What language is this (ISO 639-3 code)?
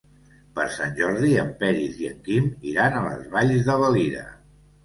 cat